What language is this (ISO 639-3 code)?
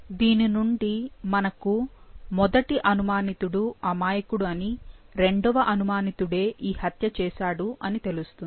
tel